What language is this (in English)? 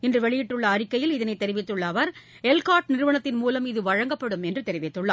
Tamil